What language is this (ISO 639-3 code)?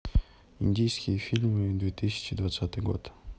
rus